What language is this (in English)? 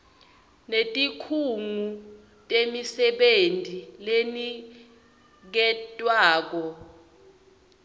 Swati